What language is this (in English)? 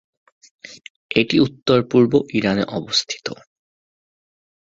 Bangla